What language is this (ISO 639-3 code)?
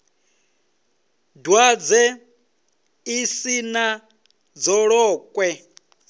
ven